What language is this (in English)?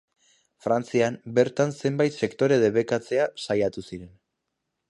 Basque